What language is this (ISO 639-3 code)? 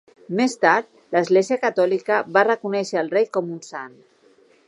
cat